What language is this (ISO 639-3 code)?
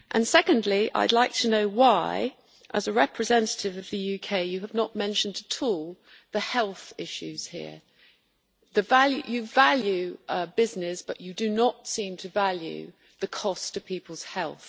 eng